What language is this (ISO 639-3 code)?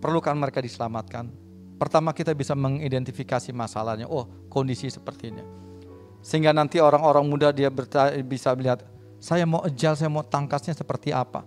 ind